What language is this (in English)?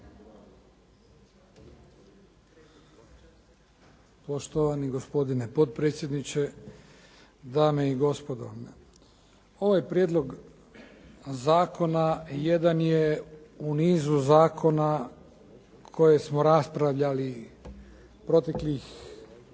Croatian